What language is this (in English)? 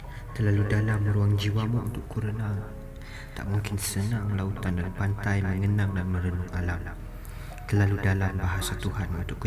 Malay